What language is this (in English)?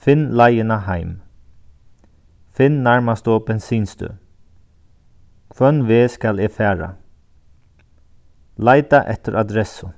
Faroese